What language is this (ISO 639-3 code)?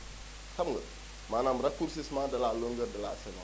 wol